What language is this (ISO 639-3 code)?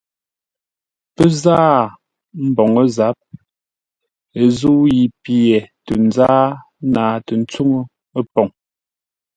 nla